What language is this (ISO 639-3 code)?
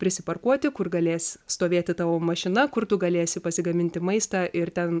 lit